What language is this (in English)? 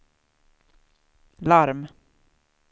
Swedish